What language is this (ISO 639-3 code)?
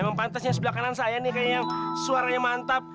ind